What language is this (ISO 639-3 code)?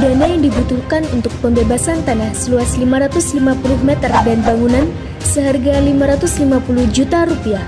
ind